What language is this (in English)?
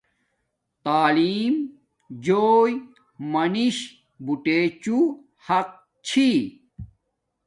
Domaaki